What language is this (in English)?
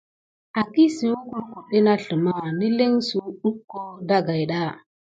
Gidar